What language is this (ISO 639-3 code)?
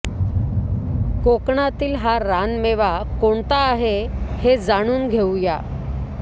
mar